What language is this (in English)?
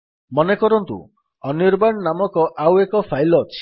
Odia